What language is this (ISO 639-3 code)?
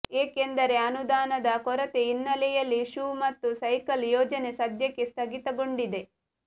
kan